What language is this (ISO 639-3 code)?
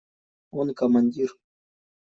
rus